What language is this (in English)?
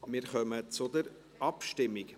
Swiss German